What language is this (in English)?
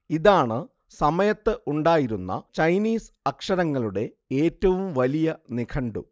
Malayalam